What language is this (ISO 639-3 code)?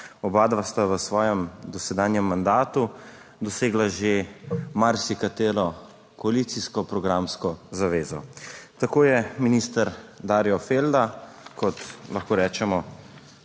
slv